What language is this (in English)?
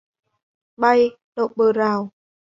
Vietnamese